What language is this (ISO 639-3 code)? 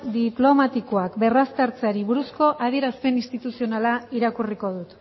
eus